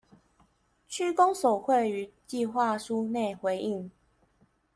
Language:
Chinese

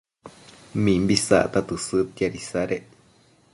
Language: Matsés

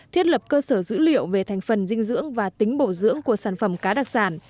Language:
Vietnamese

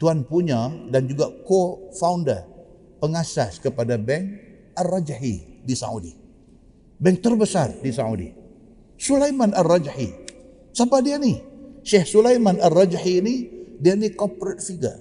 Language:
Malay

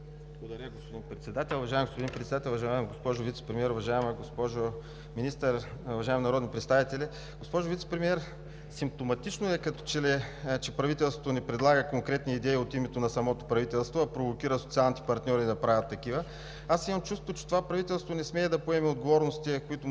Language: Bulgarian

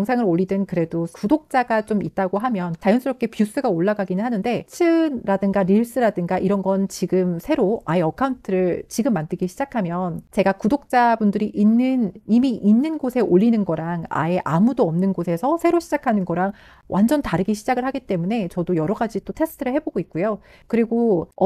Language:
Korean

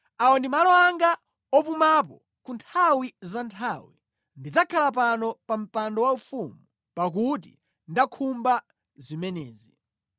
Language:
Nyanja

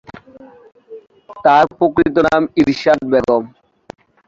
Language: Bangla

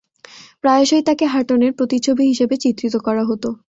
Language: Bangla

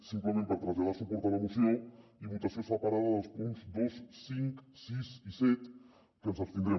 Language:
Catalan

